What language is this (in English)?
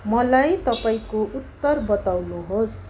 Nepali